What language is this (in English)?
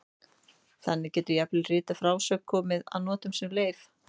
Icelandic